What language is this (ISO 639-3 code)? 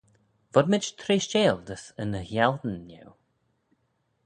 glv